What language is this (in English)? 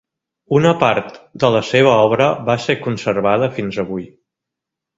Catalan